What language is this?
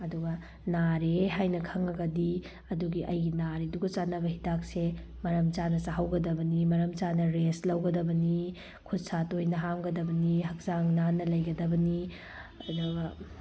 Manipuri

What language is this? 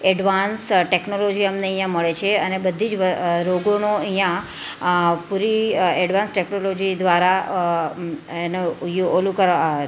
Gujarati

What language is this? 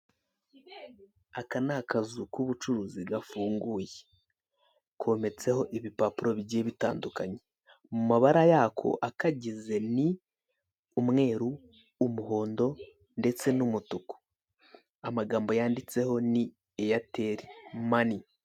Kinyarwanda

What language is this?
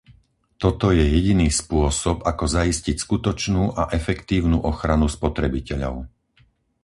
Slovak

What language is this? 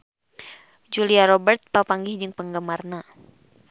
Sundanese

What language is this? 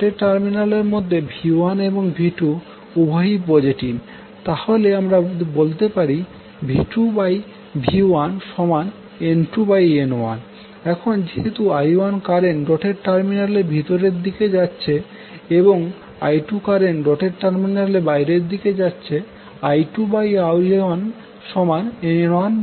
Bangla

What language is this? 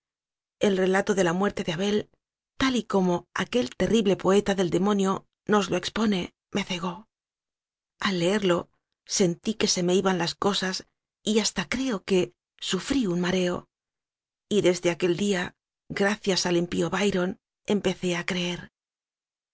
Spanish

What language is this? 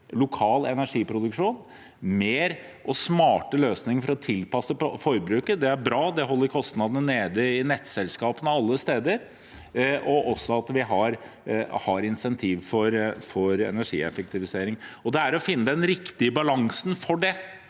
Norwegian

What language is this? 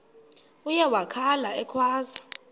Xhosa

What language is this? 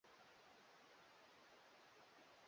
Swahili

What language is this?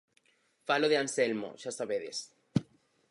Galician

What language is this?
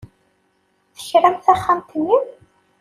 Kabyle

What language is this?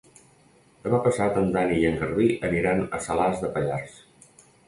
Catalan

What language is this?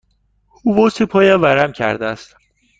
Persian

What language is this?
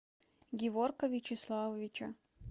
Russian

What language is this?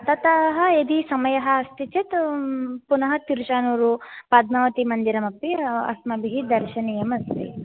Sanskrit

